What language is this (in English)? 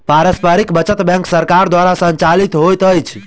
Maithili